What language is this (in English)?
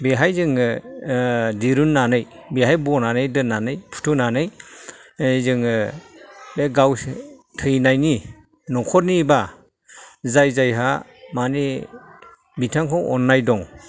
Bodo